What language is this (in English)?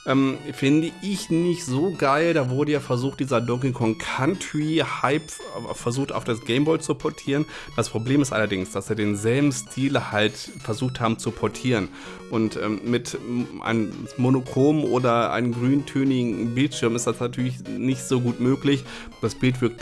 German